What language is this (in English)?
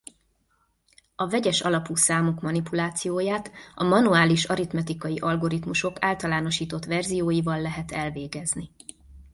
Hungarian